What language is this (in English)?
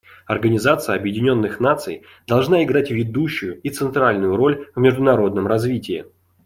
Russian